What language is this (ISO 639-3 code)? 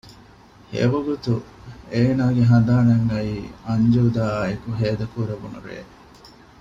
div